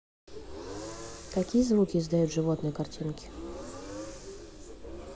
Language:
Russian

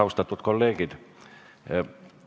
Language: Estonian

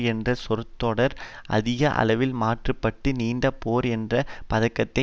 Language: Tamil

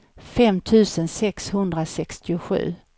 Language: Swedish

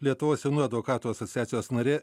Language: Lithuanian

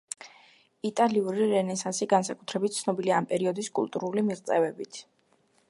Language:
Georgian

